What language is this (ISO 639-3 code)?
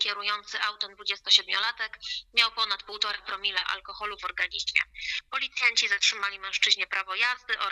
pol